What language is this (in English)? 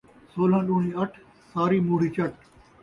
Saraiki